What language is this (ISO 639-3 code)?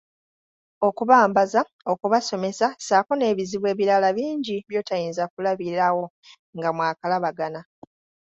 lug